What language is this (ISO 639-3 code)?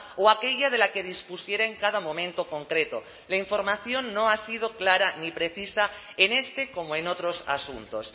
spa